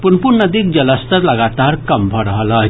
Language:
Maithili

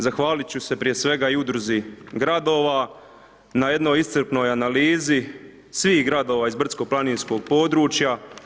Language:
Croatian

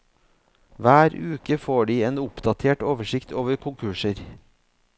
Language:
Norwegian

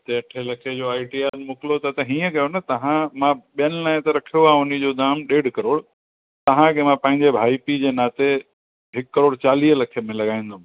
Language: Sindhi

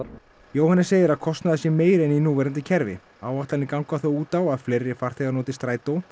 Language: Icelandic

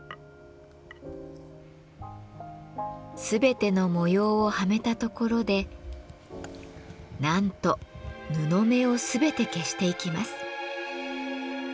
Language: Japanese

